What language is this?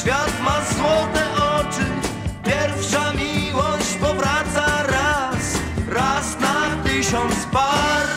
Polish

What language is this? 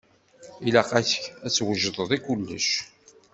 Kabyle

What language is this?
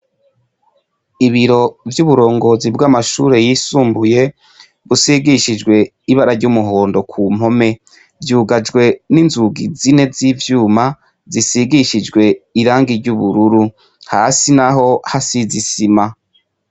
Rundi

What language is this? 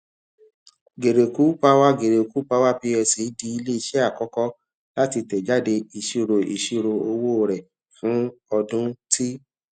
Yoruba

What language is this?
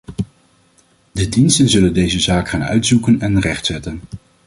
Dutch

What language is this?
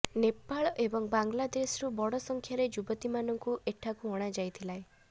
Odia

